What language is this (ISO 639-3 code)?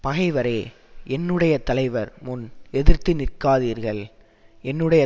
tam